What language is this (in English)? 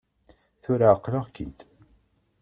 Kabyle